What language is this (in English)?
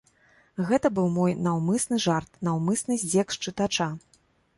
Belarusian